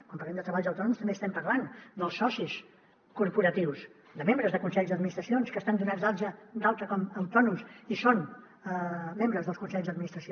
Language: Catalan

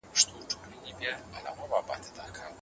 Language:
Pashto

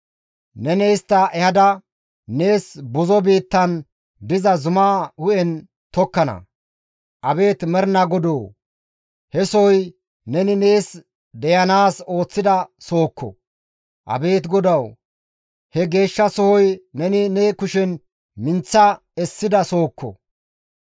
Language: Gamo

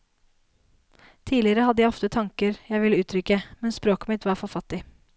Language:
Norwegian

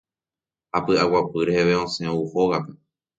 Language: Guarani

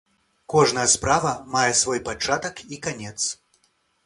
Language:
Belarusian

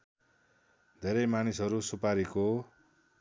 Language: Nepali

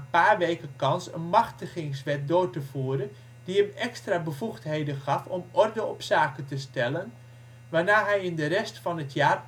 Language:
Dutch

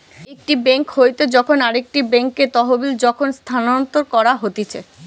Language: Bangla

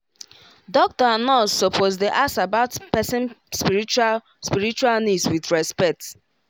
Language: Nigerian Pidgin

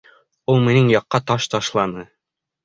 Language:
Bashkir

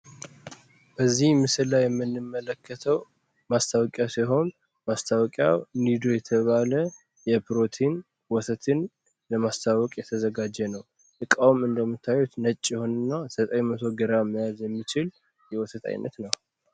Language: Amharic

